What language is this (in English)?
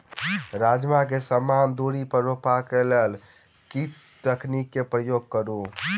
Maithili